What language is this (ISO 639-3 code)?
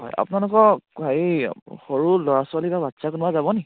asm